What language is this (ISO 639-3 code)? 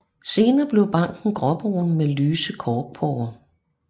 dan